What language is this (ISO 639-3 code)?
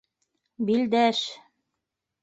bak